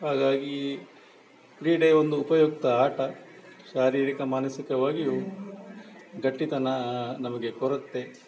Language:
Kannada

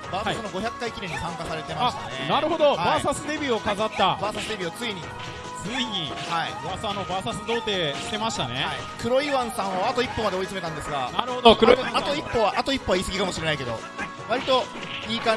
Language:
Japanese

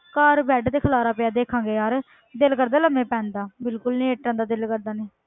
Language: Punjabi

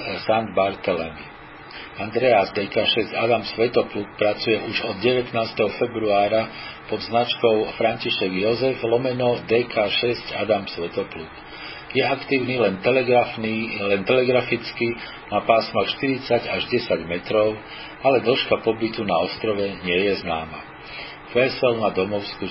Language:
Slovak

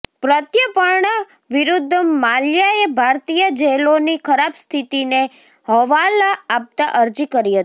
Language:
Gujarati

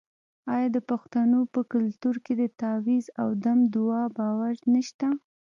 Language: Pashto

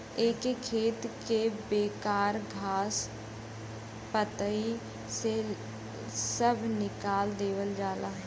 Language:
Bhojpuri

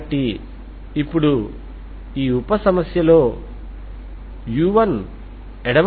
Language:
Telugu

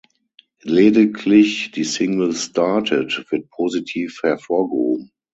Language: German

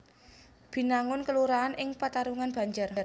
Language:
Javanese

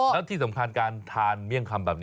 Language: Thai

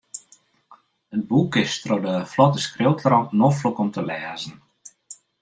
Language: Western Frisian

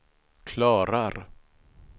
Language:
Swedish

